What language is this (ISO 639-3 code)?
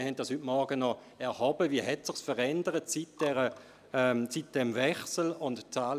gsw